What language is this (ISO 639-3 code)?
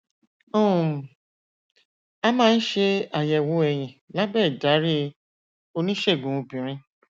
yor